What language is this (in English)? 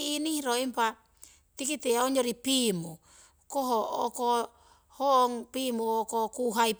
Siwai